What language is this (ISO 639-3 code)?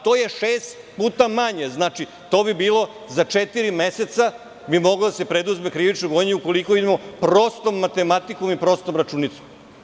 srp